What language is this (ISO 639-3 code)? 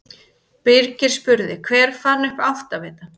isl